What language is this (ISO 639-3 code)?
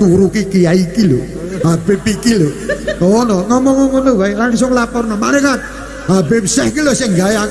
ind